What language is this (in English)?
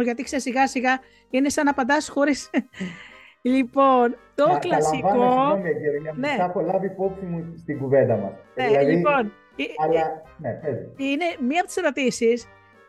Greek